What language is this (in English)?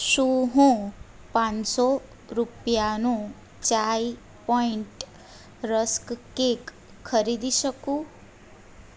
Gujarati